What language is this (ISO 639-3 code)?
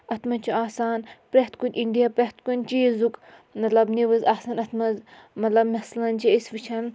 kas